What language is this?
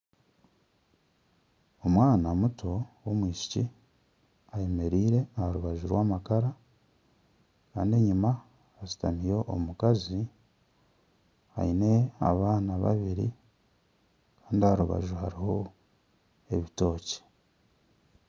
Nyankole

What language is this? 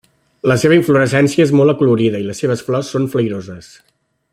Catalan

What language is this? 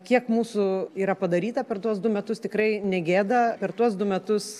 Lithuanian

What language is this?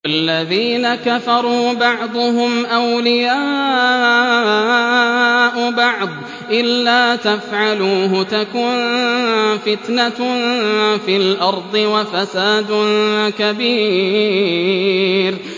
Arabic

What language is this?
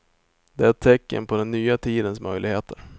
Swedish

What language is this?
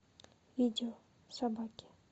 Russian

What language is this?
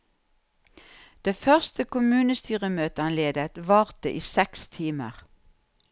Norwegian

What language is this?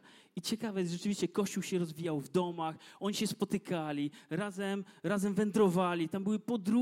Polish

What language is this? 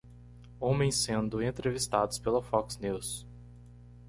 Portuguese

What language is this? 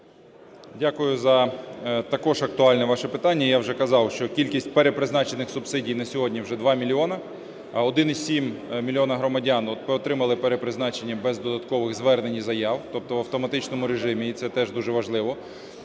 Ukrainian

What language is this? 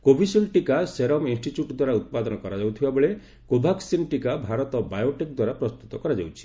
Odia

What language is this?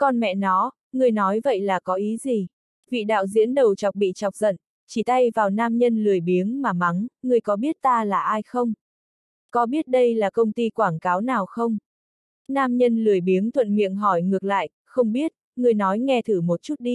Vietnamese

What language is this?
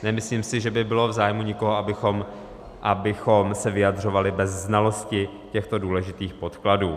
Czech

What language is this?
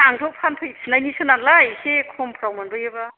Bodo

